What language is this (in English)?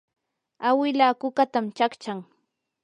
Yanahuanca Pasco Quechua